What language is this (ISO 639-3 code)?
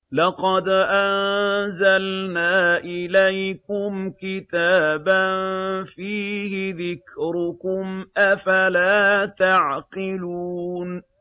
ara